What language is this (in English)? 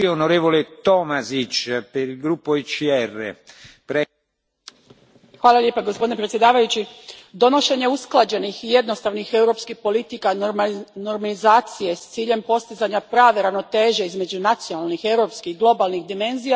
Croatian